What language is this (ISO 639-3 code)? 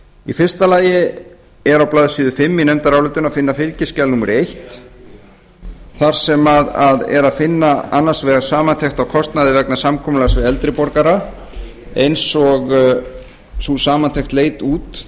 isl